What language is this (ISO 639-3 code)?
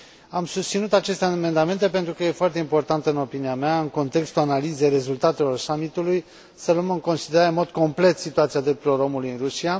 ron